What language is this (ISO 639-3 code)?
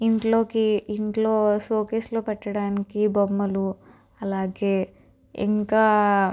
tel